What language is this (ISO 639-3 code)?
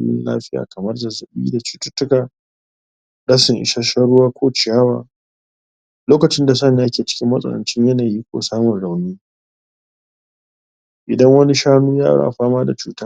hau